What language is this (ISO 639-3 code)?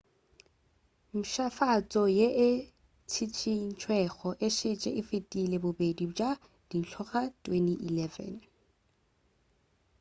nso